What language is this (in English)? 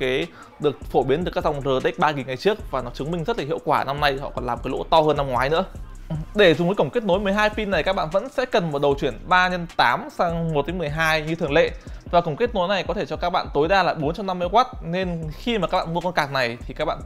Vietnamese